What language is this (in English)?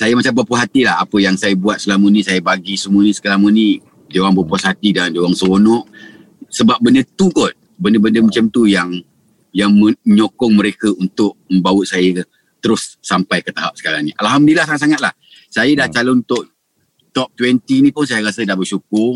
Malay